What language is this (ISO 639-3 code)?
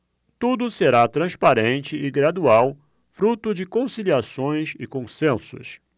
por